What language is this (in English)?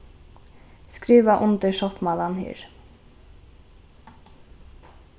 Faroese